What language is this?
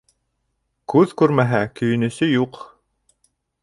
Bashkir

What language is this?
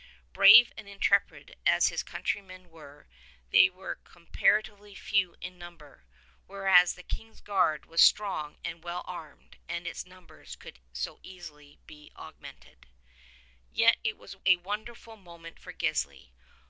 English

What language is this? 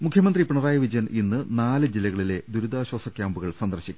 Malayalam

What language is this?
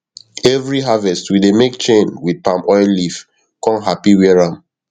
Nigerian Pidgin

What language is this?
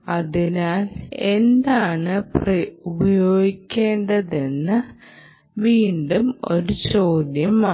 Malayalam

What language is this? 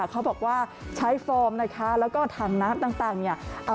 Thai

